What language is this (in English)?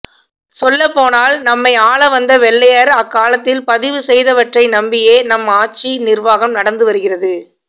Tamil